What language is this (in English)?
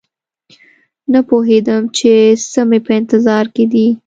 Pashto